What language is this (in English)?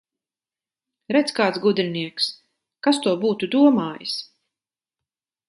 Latvian